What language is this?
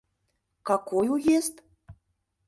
Mari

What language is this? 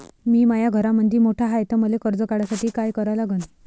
Marathi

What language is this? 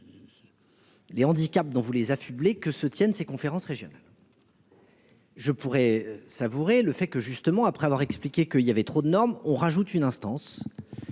French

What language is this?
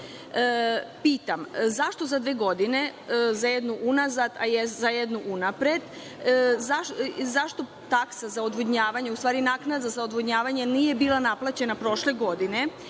Serbian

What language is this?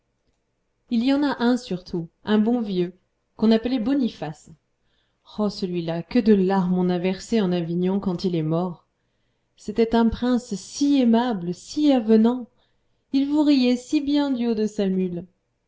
French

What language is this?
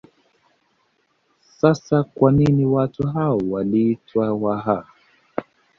Swahili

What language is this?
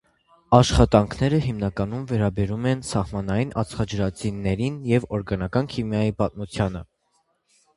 Armenian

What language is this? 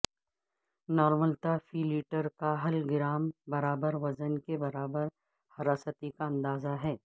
Urdu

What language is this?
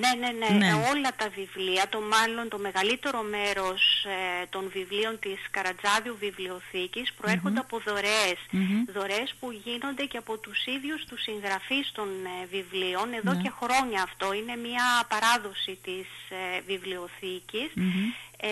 Greek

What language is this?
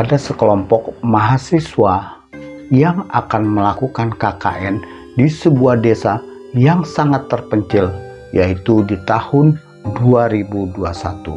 Indonesian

